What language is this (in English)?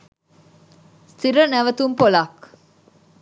Sinhala